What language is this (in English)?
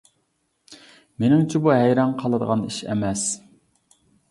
Uyghur